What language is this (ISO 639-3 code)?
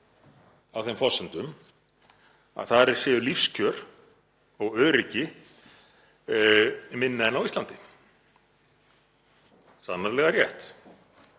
isl